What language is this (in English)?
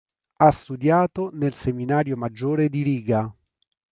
Italian